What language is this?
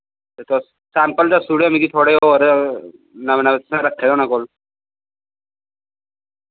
Dogri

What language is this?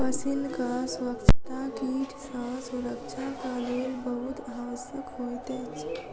Maithili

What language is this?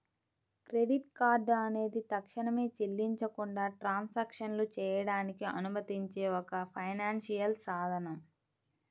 Telugu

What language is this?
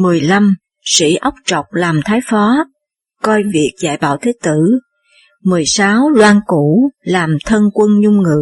Vietnamese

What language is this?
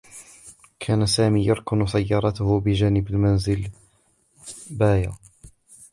Arabic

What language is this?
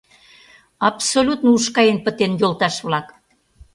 Mari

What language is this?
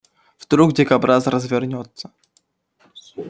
Russian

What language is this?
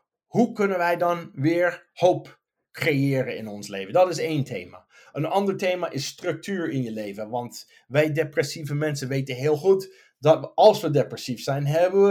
Dutch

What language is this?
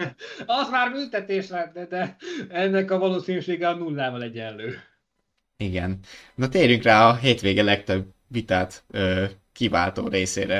Hungarian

